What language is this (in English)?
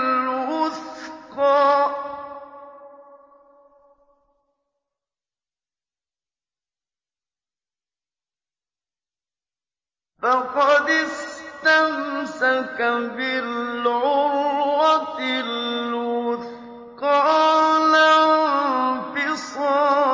Arabic